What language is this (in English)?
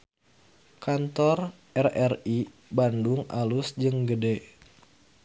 Sundanese